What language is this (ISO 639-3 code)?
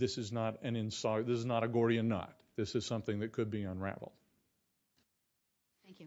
eng